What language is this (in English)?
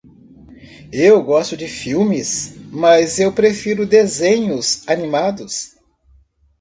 Portuguese